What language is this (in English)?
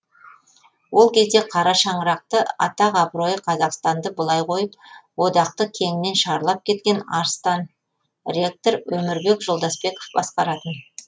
Kazakh